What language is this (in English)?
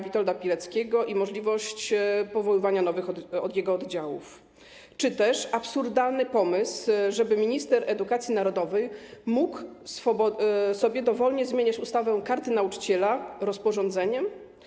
Polish